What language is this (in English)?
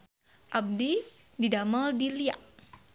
Sundanese